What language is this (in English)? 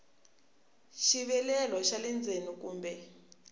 Tsonga